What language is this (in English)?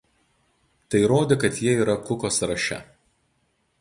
Lithuanian